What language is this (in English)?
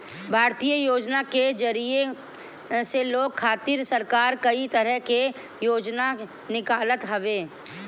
Bhojpuri